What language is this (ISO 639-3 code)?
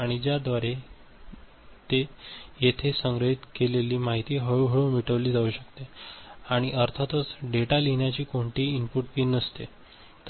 mar